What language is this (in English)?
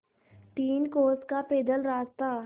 Hindi